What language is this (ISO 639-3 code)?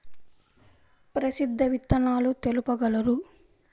tel